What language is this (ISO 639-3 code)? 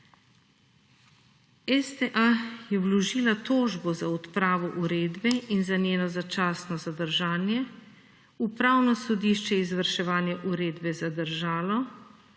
slv